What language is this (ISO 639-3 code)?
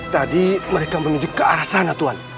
ind